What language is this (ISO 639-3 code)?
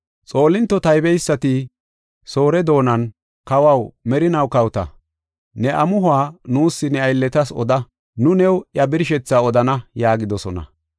gof